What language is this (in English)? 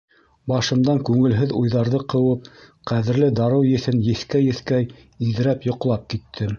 Bashkir